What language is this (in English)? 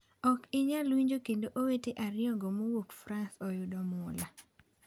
Luo (Kenya and Tanzania)